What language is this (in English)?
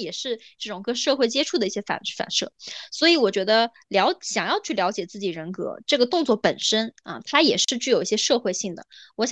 Chinese